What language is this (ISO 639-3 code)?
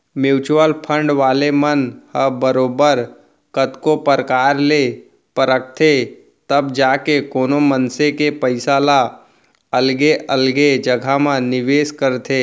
hne